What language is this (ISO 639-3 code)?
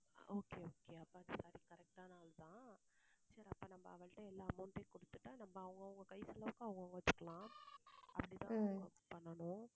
tam